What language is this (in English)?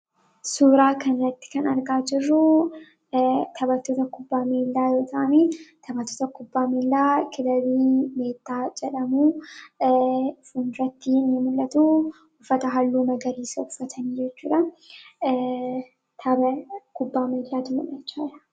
Oromo